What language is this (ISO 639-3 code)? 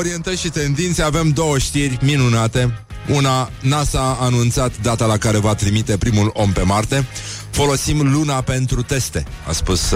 ron